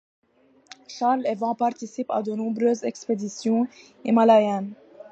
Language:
French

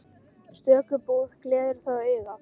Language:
Icelandic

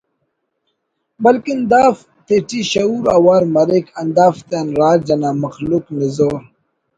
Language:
Brahui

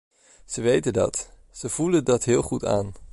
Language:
Dutch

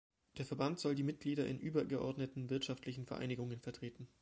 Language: German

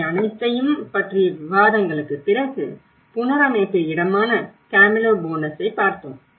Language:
Tamil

